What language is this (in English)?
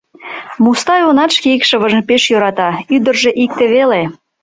Mari